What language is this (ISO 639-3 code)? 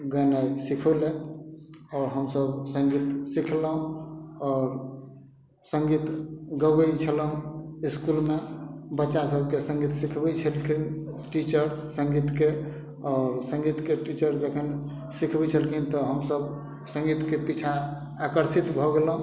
mai